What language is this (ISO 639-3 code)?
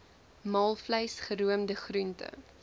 afr